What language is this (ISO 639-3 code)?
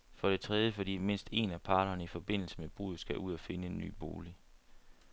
dan